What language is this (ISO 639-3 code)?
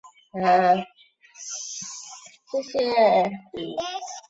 zho